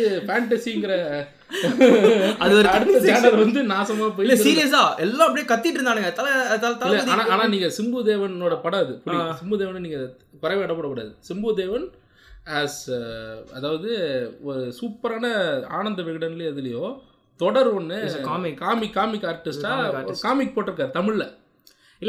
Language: Tamil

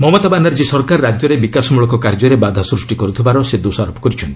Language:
Odia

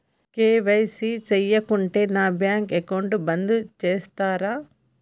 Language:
Telugu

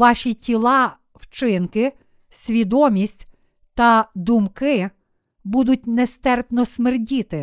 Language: Ukrainian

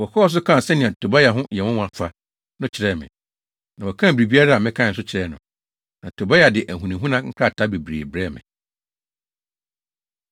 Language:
Akan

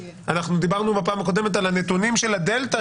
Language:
Hebrew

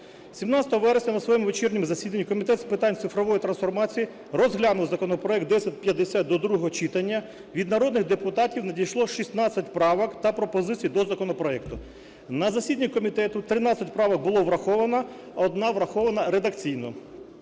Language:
Ukrainian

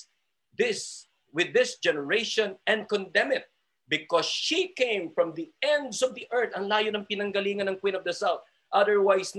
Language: Filipino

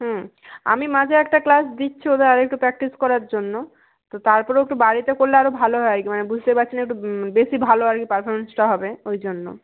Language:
Bangla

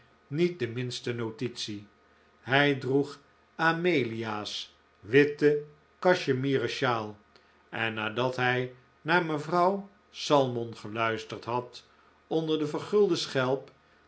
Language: Dutch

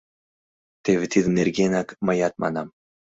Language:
Mari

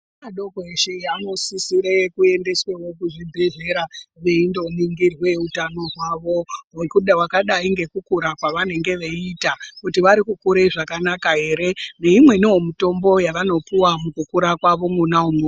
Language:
Ndau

